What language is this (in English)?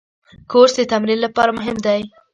Pashto